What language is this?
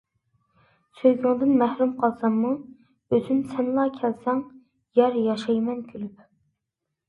Uyghur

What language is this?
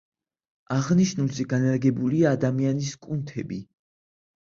Georgian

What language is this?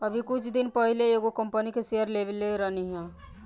Bhojpuri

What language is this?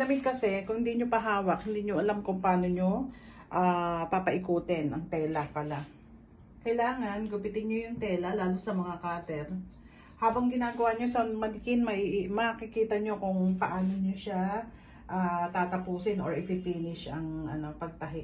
Filipino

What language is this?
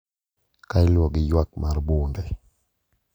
Luo (Kenya and Tanzania)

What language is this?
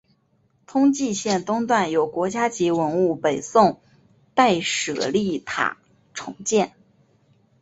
Chinese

